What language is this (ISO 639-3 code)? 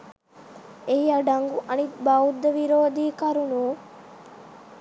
sin